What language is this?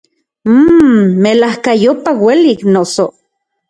Central Puebla Nahuatl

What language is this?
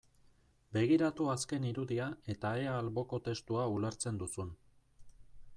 Basque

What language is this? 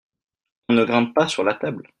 French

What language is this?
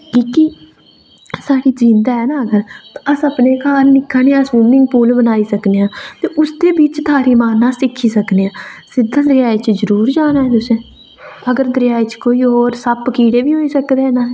Dogri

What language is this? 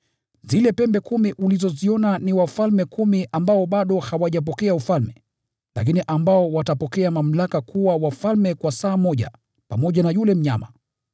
Swahili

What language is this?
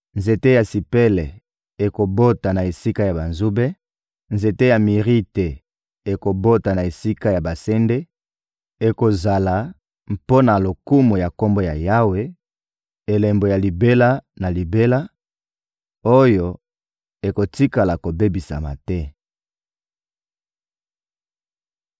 Lingala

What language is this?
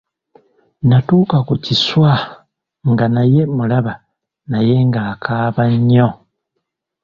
Ganda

